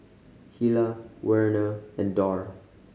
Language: English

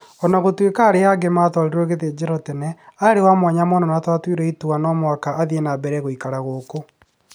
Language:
Kikuyu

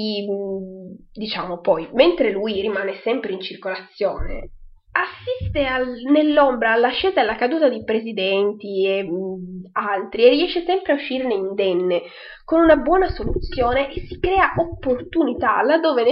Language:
Italian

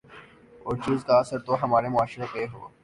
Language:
Urdu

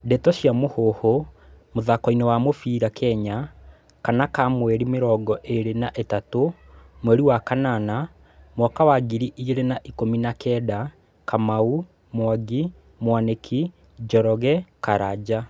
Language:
Kikuyu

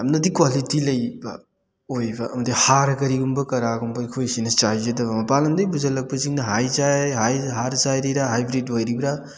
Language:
Manipuri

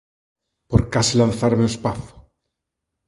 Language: Galician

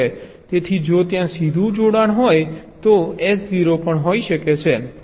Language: Gujarati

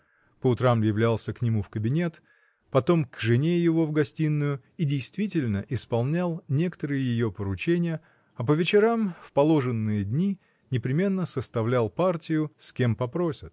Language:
Russian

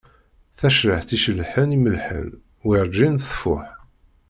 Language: Kabyle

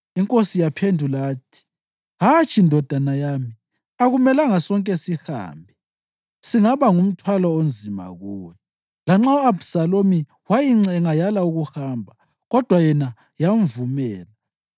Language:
North Ndebele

